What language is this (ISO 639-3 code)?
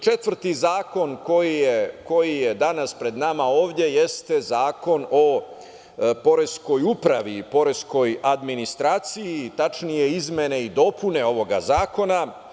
srp